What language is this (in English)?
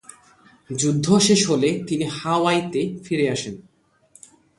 Bangla